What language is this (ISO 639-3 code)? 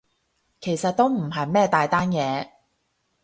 yue